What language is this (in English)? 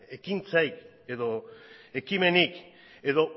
Basque